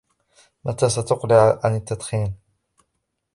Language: Arabic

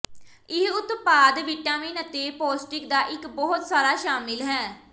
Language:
Punjabi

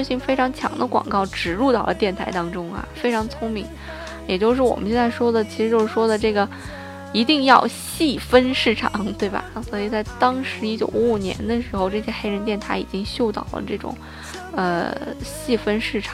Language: Chinese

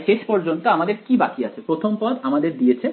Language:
Bangla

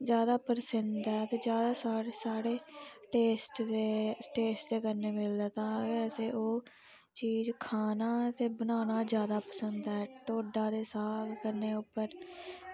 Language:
Dogri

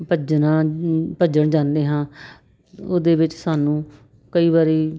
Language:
Punjabi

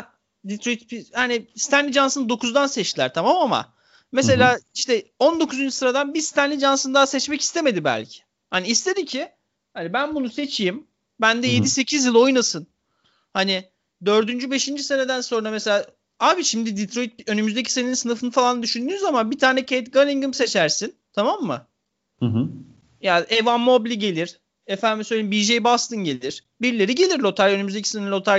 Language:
Turkish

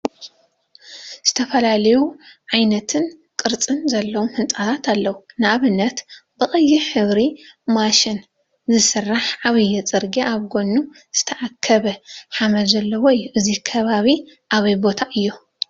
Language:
Tigrinya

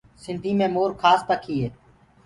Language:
Gurgula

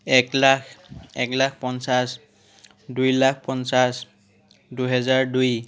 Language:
Assamese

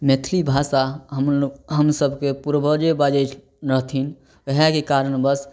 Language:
Maithili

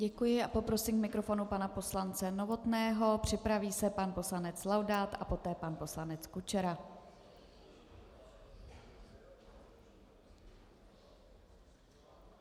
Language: Czech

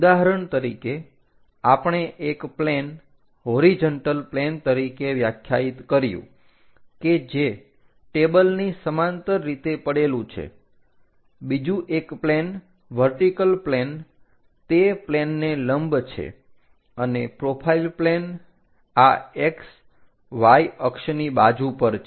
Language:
Gujarati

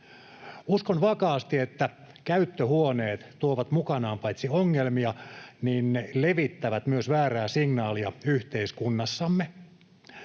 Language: Finnish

